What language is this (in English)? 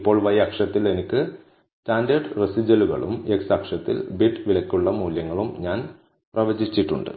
Malayalam